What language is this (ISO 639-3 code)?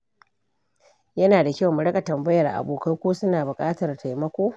hau